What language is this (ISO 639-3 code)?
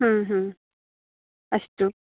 san